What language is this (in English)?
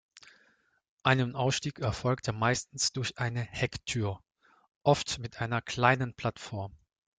German